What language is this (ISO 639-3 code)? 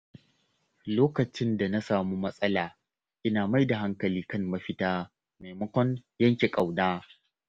hau